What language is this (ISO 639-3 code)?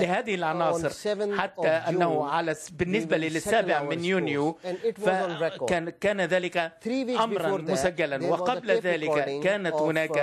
ara